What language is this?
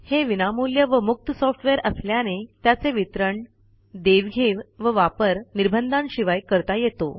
Marathi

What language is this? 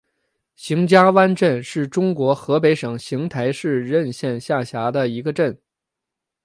Chinese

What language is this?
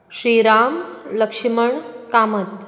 Konkani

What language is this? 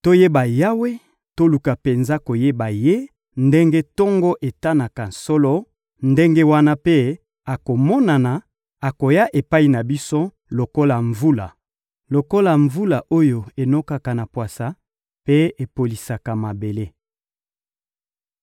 Lingala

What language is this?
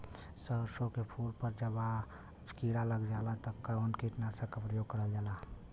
Bhojpuri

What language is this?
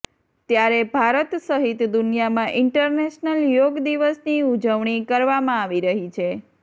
Gujarati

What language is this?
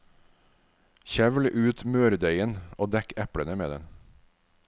Norwegian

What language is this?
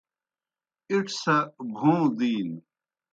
Kohistani Shina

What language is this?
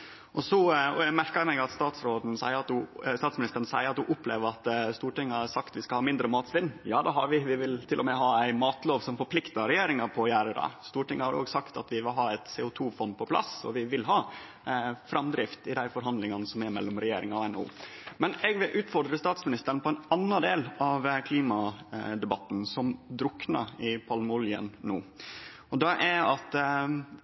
Norwegian Nynorsk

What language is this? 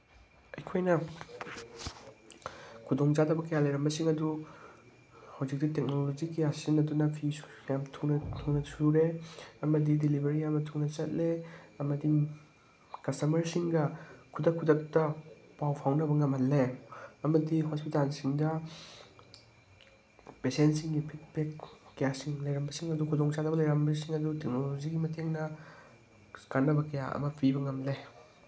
Manipuri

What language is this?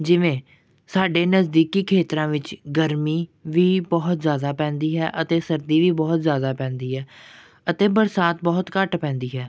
Punjabi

